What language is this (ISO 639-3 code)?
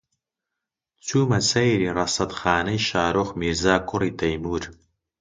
ckb